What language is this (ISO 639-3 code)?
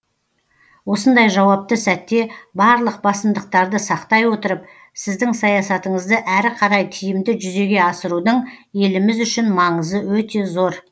kaz